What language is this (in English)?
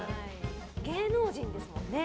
Japanese